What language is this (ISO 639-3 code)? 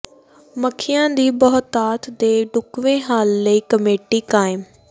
pan